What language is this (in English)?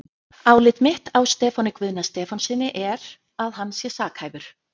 Icelandic